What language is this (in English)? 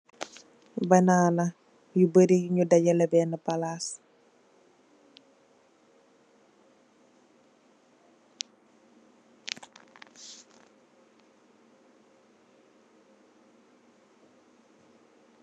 Wolof